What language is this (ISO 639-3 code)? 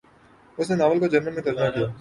urd